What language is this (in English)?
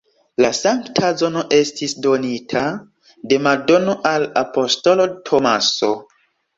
Esperanto